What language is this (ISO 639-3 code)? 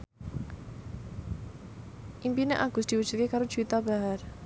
jav